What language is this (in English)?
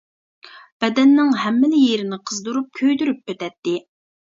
Uyghur